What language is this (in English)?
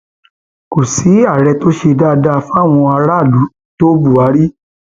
Yoruba